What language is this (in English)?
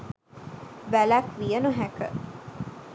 Sinhala